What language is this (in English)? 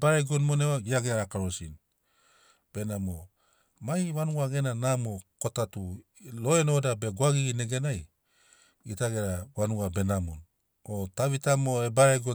Sinaugoro